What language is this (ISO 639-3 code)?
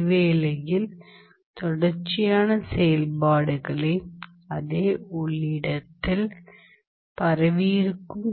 tam